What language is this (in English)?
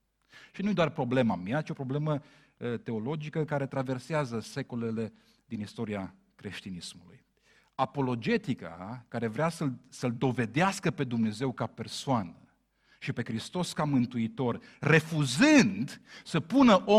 Romanian